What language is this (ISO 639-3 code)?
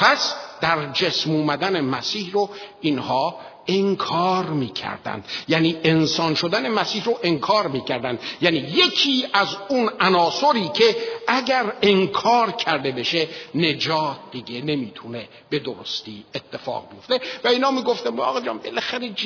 fas